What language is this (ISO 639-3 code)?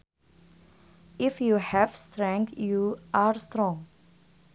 sun